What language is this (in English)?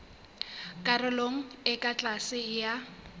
Southern Sotho